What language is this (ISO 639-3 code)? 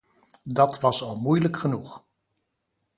nld